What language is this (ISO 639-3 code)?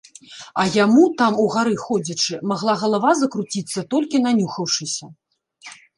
bel